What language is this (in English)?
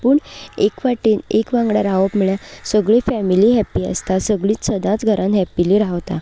Konkani